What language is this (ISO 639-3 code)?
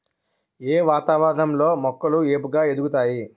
tel